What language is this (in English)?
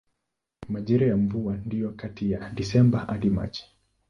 Swahili